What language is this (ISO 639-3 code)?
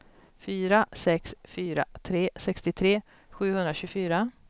swe